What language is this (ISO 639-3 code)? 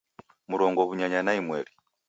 dav